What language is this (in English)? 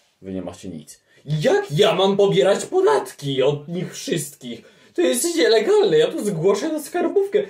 Polish